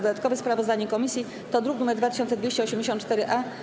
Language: Polish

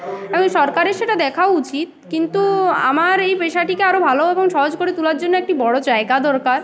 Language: Bangla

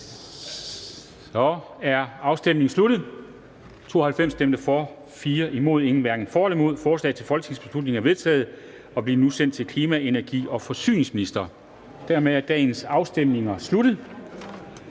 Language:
Danish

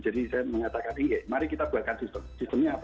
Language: Indonesian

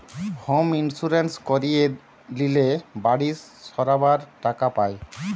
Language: Bangla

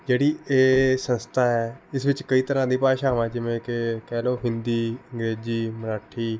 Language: Punjabi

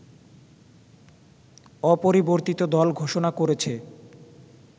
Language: Bangla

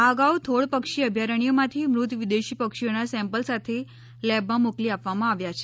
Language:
Gujarati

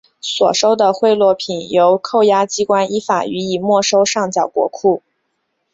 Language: Chinese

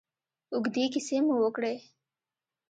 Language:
Pashto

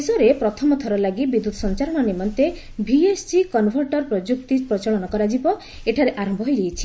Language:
Odia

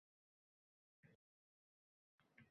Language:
Uzbek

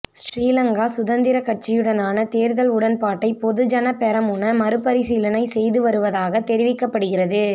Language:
Tamil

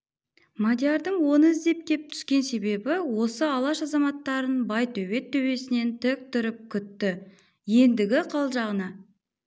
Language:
Kazakh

